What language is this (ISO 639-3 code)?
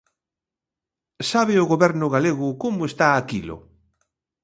glg